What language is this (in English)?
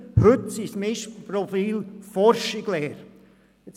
Swiss German